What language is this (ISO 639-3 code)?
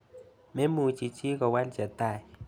kln